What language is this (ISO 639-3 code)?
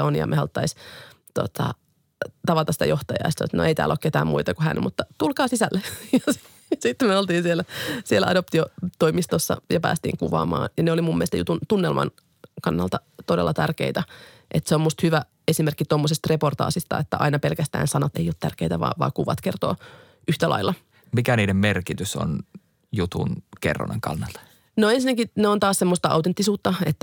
fin